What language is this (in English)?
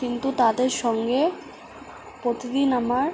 Bangla